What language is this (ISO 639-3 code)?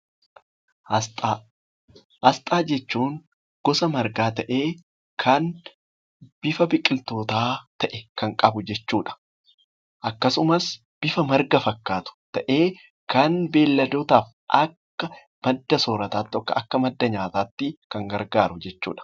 orm